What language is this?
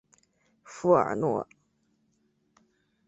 Chinese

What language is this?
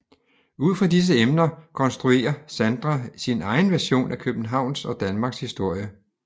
Danish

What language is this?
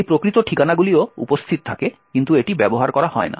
Bangla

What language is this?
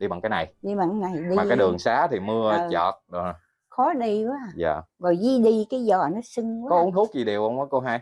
Vietnamese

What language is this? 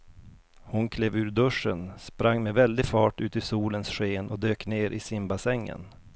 Swedish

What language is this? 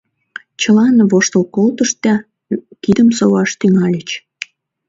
Mari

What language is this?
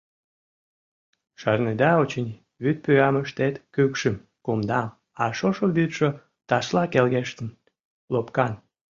Mari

